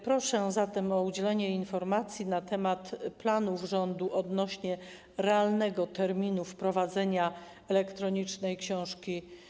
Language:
Polish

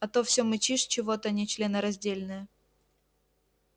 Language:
Russian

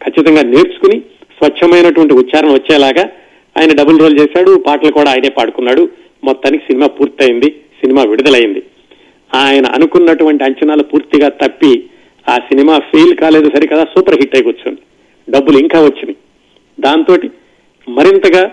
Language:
Telugu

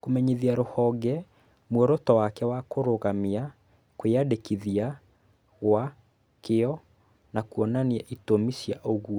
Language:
Kikuyu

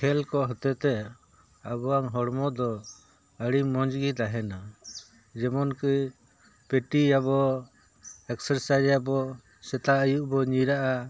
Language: Santali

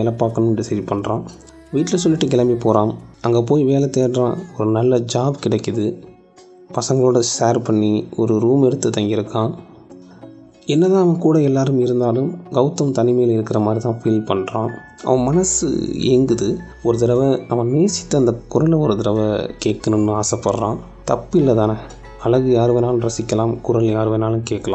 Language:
Tamil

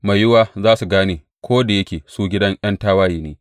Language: Hausa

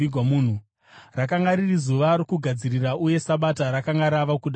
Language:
Shona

